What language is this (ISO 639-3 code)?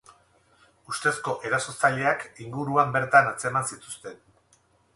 eus